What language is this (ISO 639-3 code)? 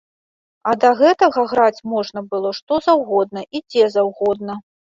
bel